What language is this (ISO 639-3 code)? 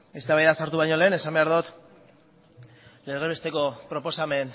eus